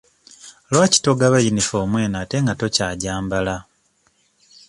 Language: Ganda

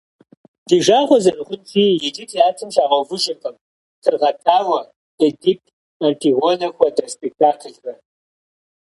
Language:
Kabardian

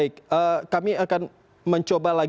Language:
Indonesian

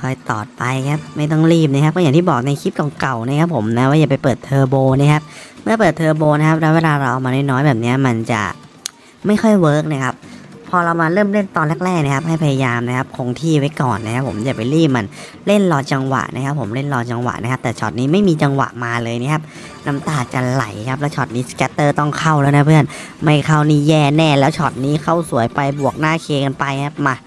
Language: Thai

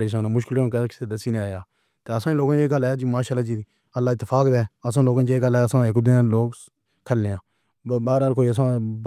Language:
Pahari-Potwari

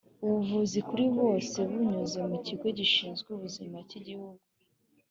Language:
Kinyarwanda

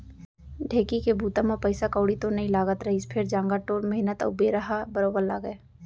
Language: Chhattisgarhi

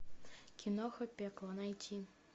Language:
Russian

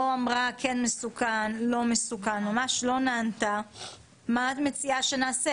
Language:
Hebrew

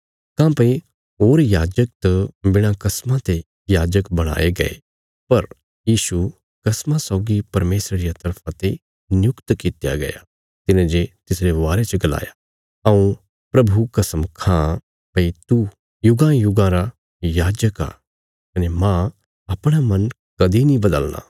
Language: Bilaspuri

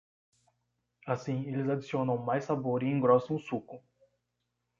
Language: Portuguese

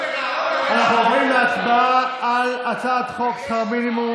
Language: Hebrew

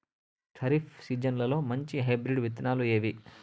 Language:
Telugu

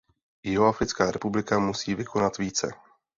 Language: Czech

